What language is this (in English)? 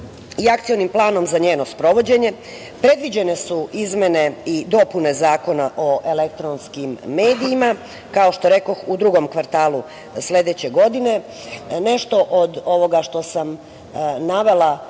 Serbian